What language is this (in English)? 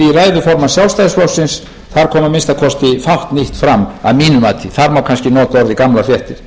Icelandic